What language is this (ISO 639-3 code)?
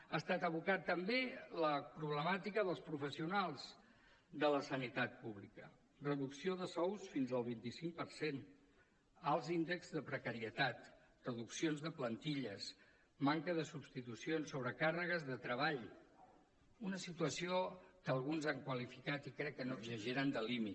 cat